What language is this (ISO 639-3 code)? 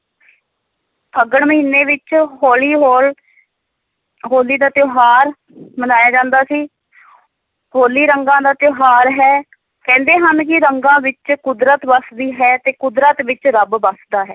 pan